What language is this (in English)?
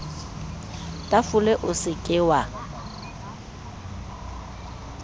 Southern Sotho